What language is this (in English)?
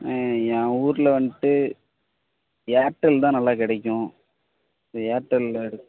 Tamil